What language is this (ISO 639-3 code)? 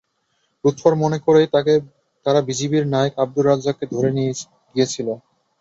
ben